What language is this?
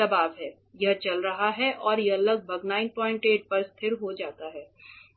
Hindi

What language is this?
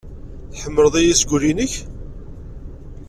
Kabyle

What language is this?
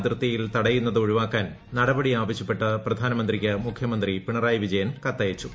Malayalam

